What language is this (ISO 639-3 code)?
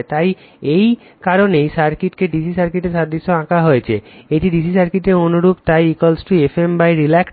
ben